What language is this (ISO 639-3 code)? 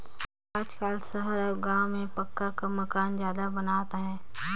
hne